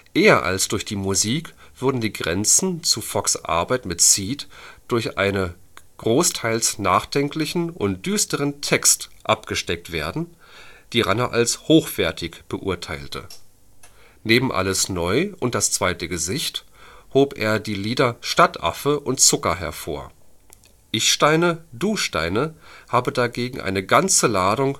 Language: German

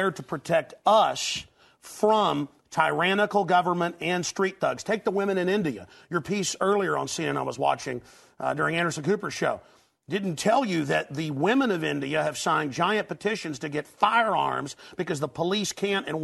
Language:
Thai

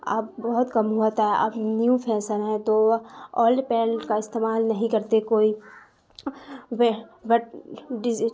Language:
Urdu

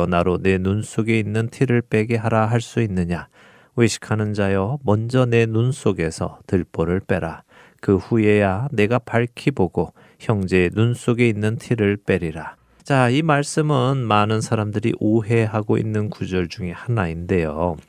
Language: Korean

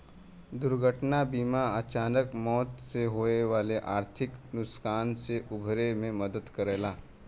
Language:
Bhojpuri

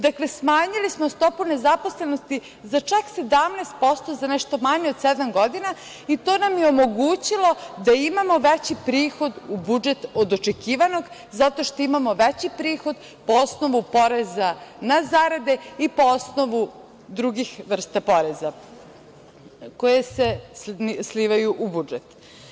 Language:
Serbian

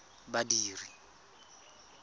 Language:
Tswana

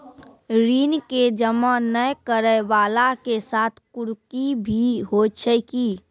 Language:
Maithili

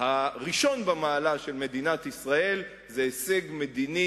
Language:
Hebrew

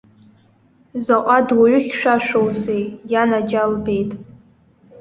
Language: Abkhazian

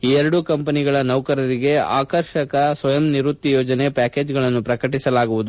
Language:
Kannada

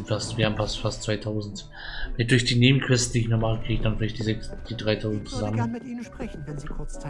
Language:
German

